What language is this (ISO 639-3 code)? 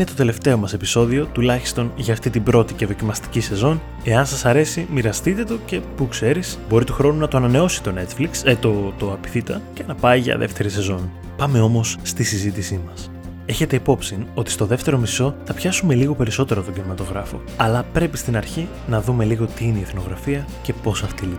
ell